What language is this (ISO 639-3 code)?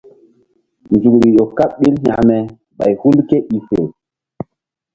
mdd